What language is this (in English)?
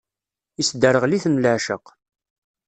Kabyle